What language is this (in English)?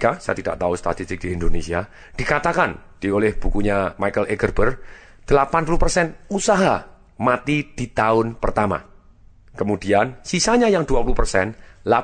Indonesian